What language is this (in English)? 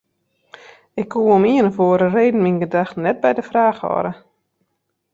Western Frisian